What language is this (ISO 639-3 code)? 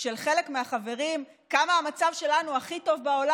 heb